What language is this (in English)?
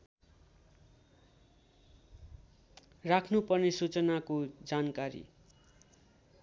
Nepali